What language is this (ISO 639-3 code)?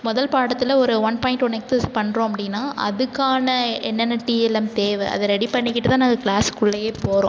tam